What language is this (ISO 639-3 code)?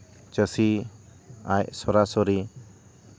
sat